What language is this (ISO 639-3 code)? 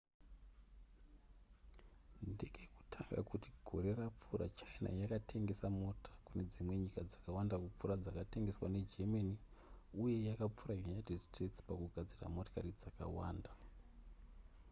sna